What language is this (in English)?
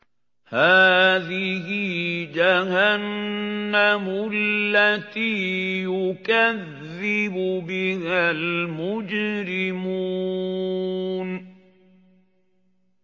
Arabic